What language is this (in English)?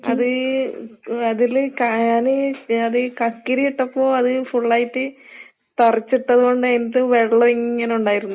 Malayalam